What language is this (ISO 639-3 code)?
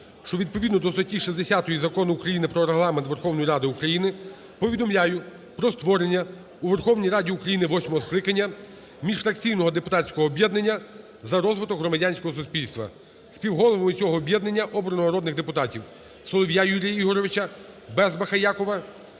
ukr